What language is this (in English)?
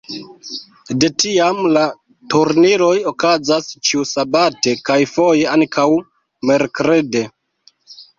Esperanto